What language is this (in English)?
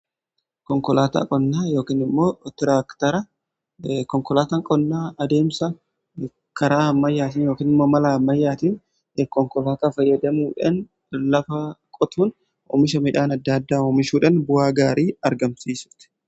Oromo